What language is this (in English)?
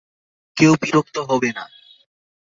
Bangla